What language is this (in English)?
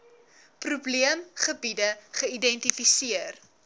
Afrikaans